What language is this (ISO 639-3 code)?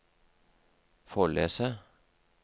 nor